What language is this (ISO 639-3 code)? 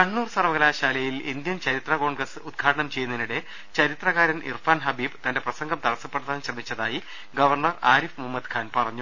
mal